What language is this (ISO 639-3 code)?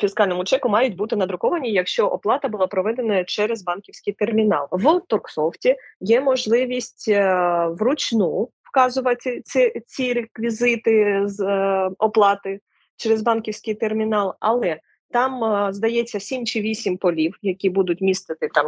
ukr